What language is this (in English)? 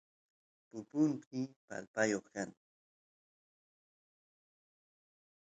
Santiago del Estero Quichua